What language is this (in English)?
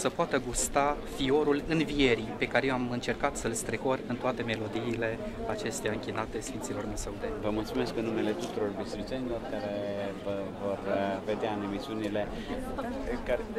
Romanian